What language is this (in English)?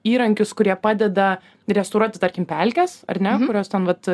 Lithuanian